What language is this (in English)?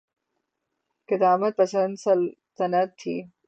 Urdu